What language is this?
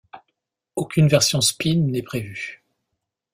French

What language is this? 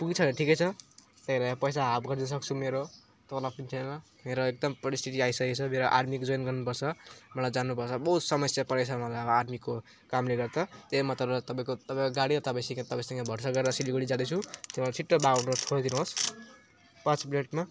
Nepali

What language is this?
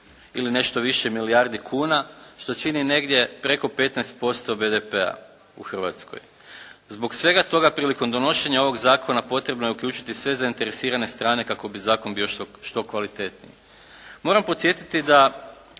Croatian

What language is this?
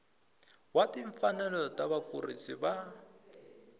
Tsonga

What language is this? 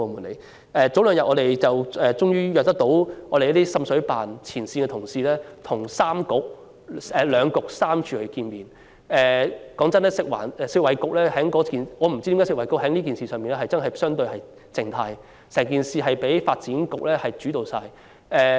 Cantonese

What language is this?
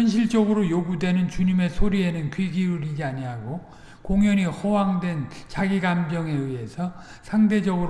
Korean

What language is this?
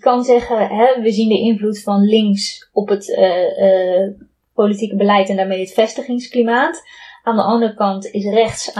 Dutch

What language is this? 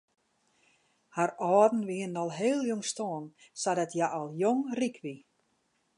Western Frisian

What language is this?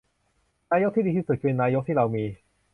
Thai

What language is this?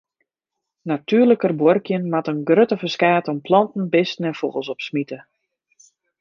Western Frisian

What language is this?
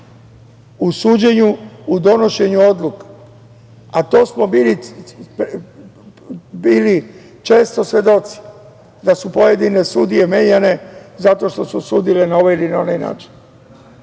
Serbian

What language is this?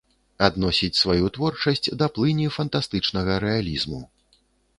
Belarusian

